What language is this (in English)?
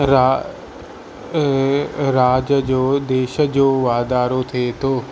Sindhi